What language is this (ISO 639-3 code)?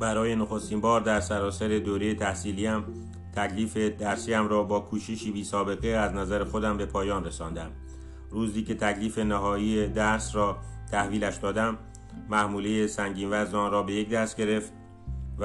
fas